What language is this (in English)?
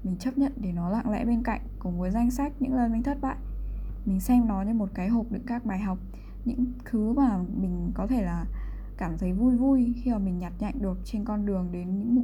Vietnamese